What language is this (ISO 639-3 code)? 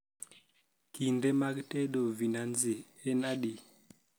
luo